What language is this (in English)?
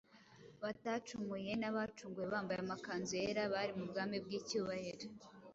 Kinyarwanda